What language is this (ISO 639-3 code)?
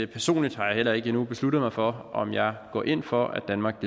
dan